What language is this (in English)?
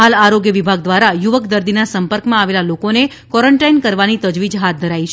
Gujarati